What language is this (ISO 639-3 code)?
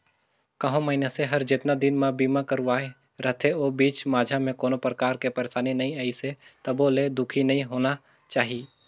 hne